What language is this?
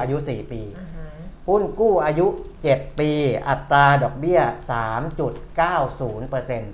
Thai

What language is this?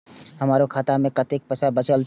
Maithili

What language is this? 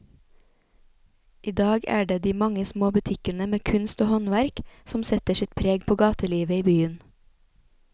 Norwegian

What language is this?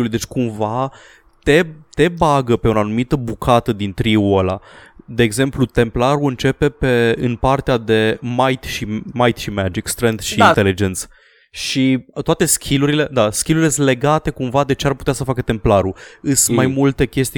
Romanian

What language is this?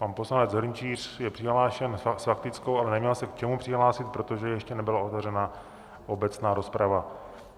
Czech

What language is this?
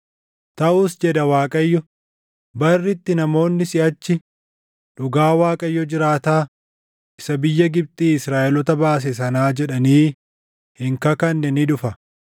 Oromo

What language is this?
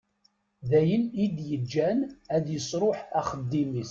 Kabyle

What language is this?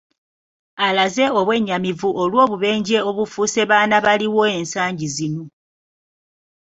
Ganda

